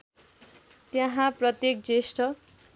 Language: Nepali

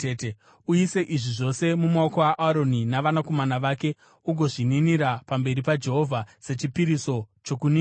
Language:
Shona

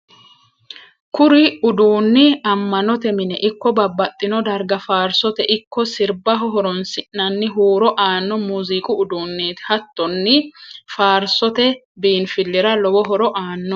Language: Sidamo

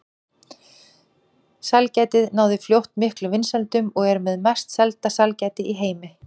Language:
Icelandic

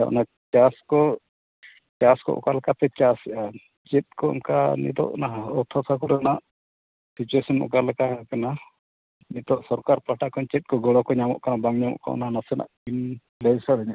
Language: Santali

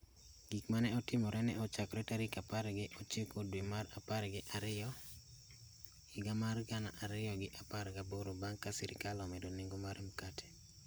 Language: Luo (Kenya and Tanzania)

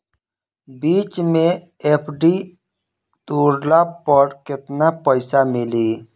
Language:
Bhojpuri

